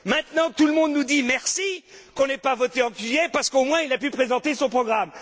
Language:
French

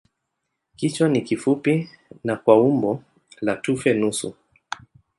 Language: Swahili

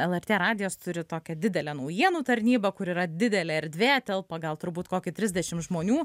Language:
Lithuanian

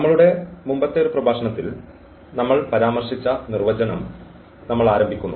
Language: Malayalam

